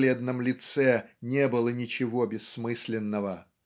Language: Russian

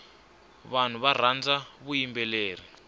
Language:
Tsonga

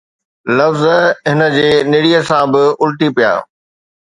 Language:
Sindhi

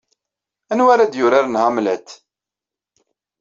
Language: Kabyle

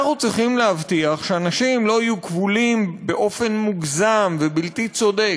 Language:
Hebrew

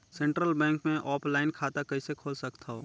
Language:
Chhattisgarhi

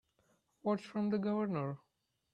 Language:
English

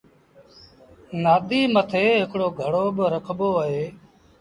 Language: Sindhi Bhil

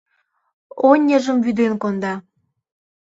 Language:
Mari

